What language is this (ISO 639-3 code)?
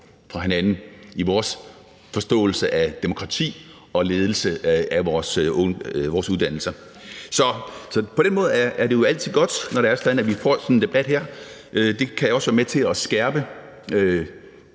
dan